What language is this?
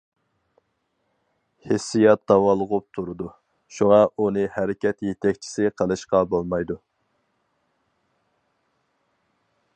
Uyghur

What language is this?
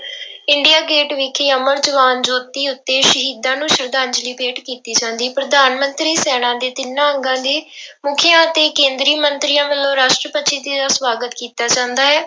Punjabi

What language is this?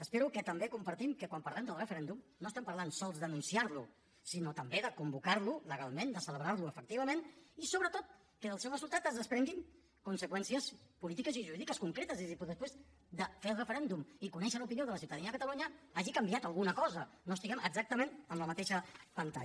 Catalan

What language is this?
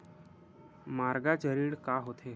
Chhattisgarhi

